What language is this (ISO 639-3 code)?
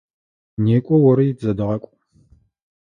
ady